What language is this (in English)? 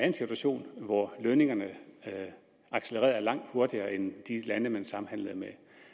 Danish